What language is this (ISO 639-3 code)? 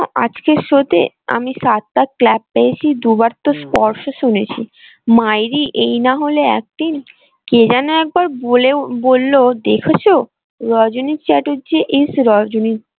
ben